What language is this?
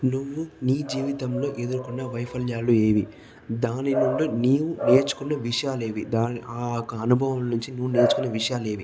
Telugu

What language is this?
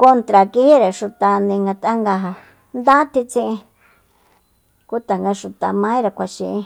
Soyaltepec Mazatec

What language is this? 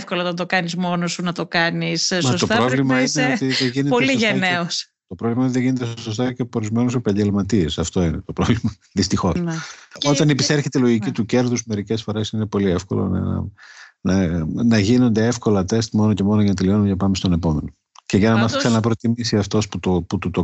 Greek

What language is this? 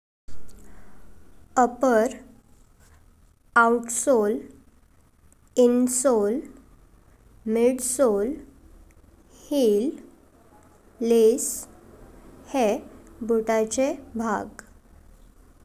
Konkani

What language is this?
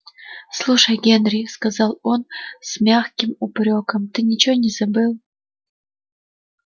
Russian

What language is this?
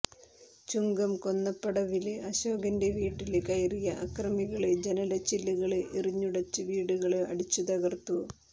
Malayalam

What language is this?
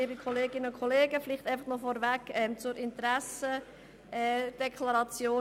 Swiss German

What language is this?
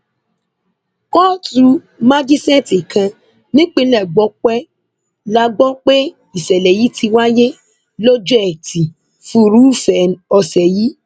Yoruba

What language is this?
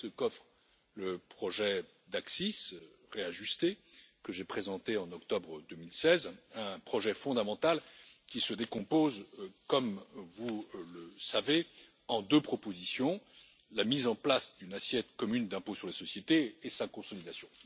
French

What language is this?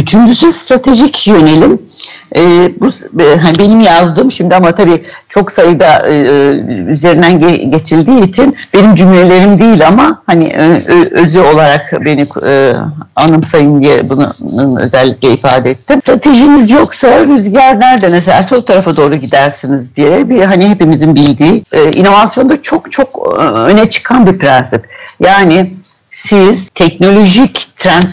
Turkish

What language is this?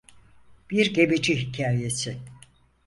Turkish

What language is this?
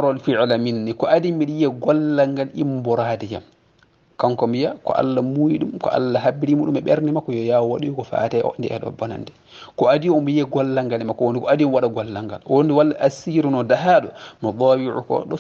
Arabic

